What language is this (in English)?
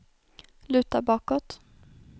Swedish